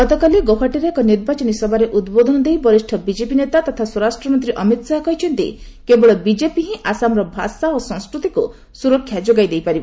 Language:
Odia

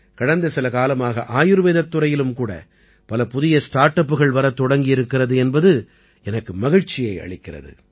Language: Tamil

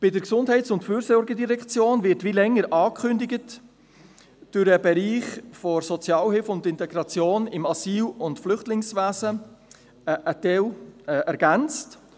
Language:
Swiss German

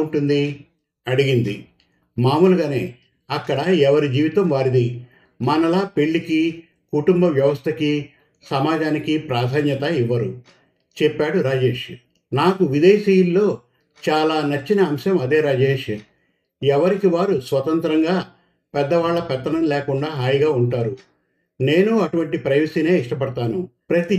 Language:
Telugu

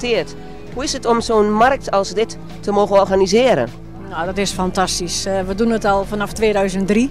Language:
Dutch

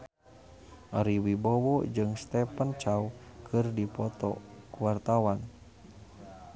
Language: Sundanese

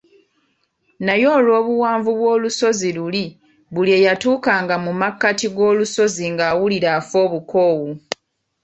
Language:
Ganda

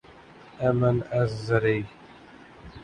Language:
Urdu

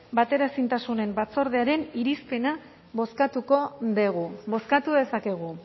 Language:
Basque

